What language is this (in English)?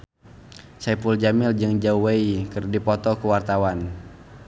Sundanese